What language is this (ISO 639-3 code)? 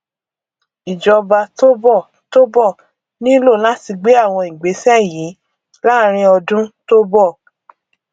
yor